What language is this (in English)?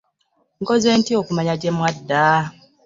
Ganda